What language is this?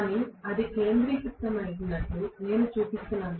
Telugu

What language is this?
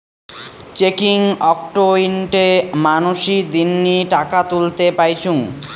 Bangla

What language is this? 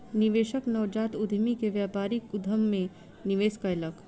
Maithili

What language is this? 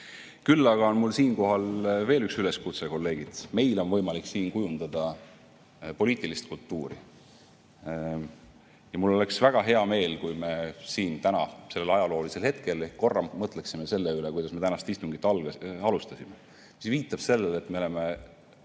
Estonian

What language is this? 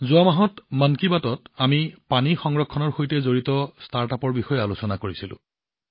Assamese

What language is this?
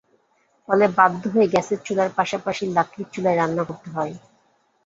Bangla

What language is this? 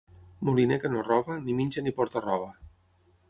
Catalan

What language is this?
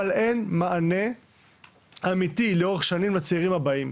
Hebrew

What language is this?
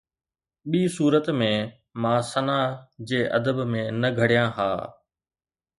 Sindhi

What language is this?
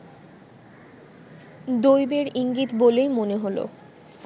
Bangla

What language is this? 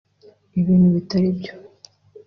Kinyarwanda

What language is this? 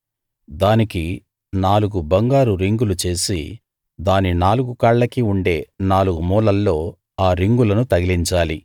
Telugu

